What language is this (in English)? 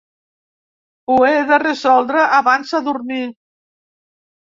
Catalan